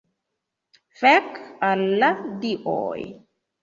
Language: Esperanto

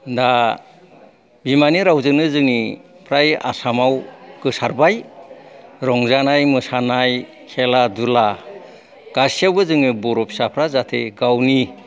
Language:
Bodo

